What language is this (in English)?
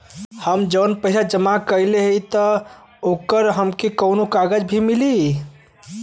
Bhojpuri